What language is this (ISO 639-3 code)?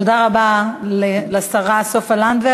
heb